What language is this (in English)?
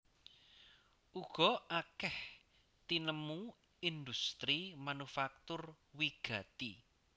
Javanese